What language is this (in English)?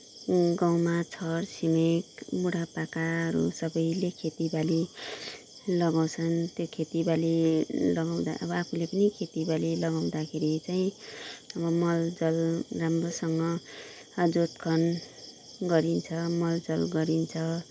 Nepali